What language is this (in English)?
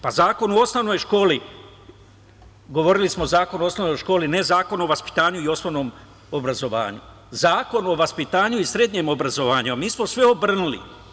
Serbian